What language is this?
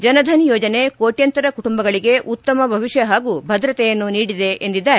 Kannada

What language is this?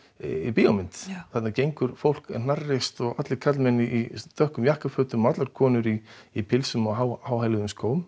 Icelandic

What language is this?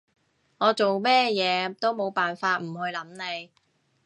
Cantonese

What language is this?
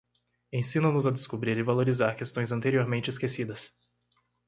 Portuguese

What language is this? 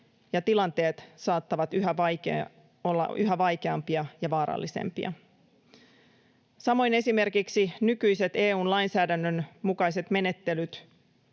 Finnish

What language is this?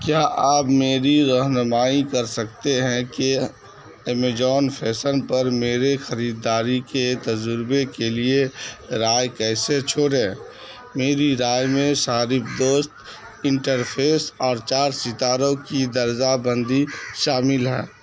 Urdu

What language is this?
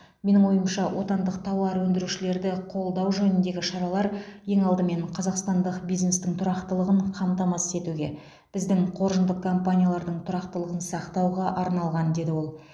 Kazakh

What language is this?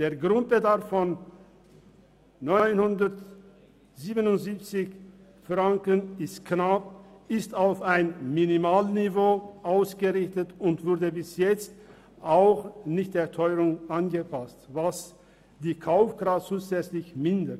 Swiss German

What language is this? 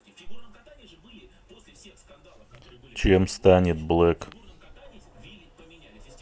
Russian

